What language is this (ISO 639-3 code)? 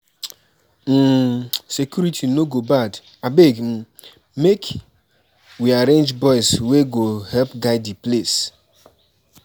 pcm